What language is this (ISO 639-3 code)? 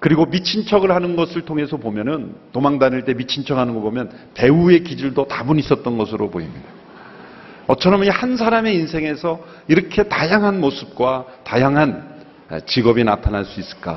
kor